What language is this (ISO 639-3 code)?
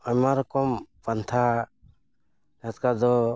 sat